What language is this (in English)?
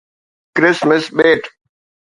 Sindhi